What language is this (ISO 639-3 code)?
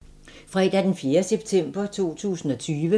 dan